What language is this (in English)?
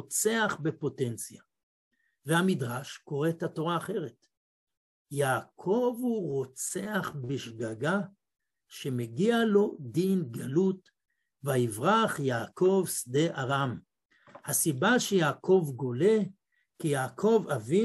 Hebrew